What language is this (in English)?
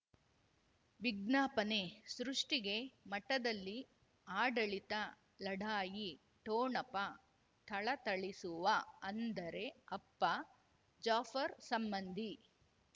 Kannada